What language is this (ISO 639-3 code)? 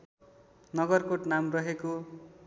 nep